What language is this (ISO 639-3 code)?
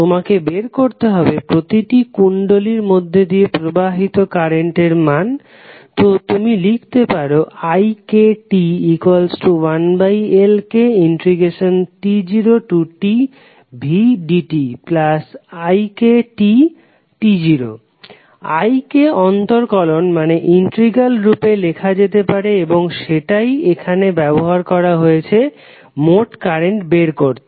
ben